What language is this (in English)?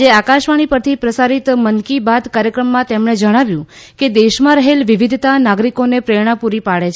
Gujarati